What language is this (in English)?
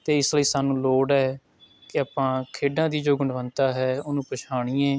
Punjabi